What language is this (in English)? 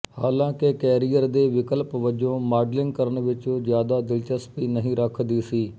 Punjabi